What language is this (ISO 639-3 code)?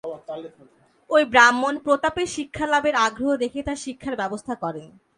ben